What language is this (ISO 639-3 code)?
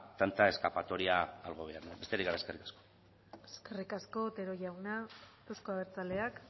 eus